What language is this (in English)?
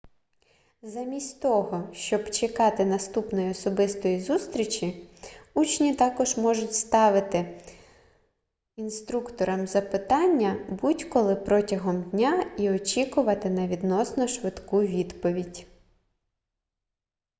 Ukrainian